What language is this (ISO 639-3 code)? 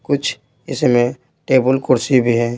hin